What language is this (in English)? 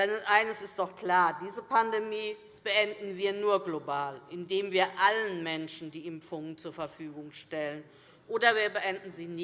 German